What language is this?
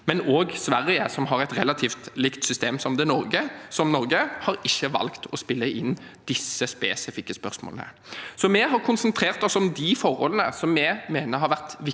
Norwegian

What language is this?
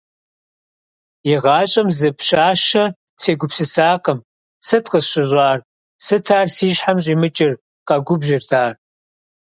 Kabardian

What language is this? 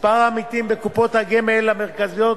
Hebrew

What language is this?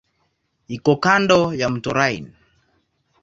Swahili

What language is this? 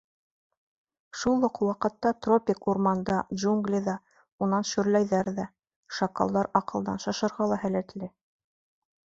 Bashkir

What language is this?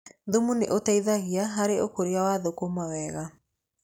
Kikuyu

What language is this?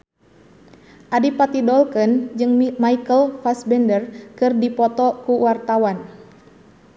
Sundanese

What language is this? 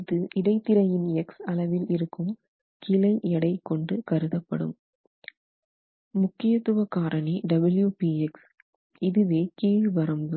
Tamil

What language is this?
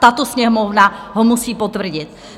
Czech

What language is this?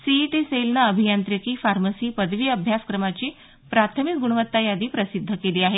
Marathi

